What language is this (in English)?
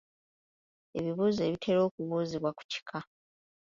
Ganda